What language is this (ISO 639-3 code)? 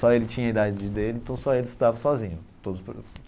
por